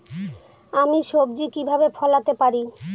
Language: Bangla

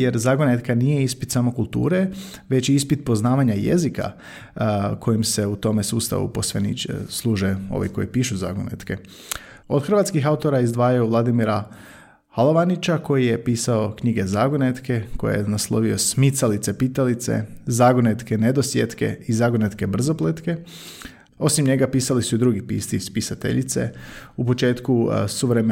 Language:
Croatian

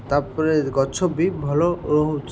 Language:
Odia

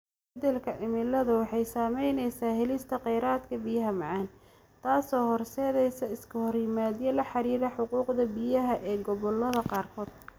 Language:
Somali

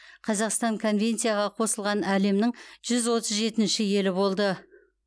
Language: Kazakh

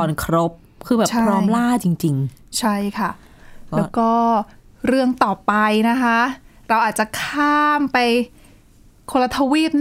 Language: Thai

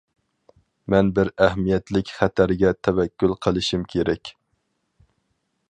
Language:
Uyghur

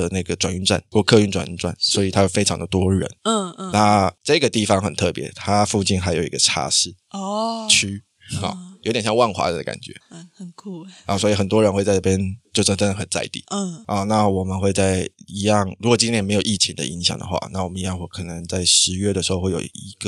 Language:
Chinese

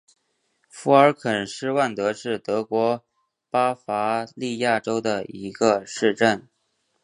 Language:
Chinese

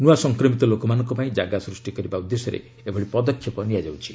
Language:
Odia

